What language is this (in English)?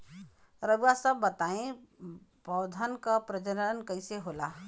Bhojpuri